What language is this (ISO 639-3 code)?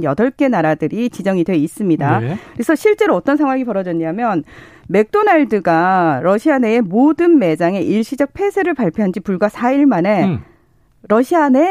kor